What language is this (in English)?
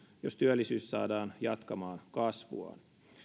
Finnish